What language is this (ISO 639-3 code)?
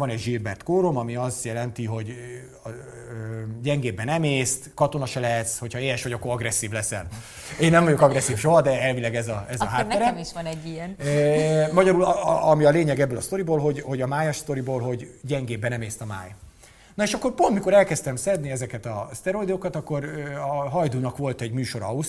hun